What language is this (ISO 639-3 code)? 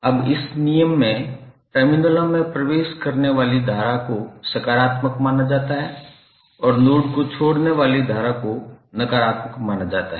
hin